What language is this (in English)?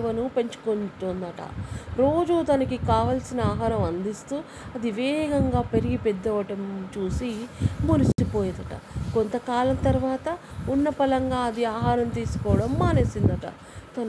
Telugu